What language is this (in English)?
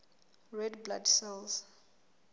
Southern Sotho